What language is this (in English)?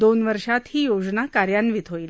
Marathi